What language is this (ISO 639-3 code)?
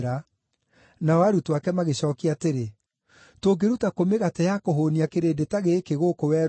kik